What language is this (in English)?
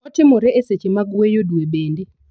Luo (Kenya and Tanzania)